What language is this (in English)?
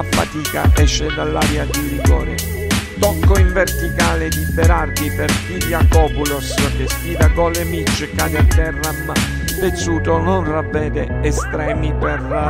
Italian